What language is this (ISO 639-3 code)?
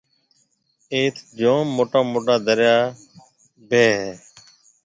mve